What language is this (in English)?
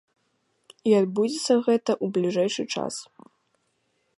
Belarusian